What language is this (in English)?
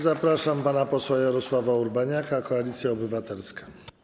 Polish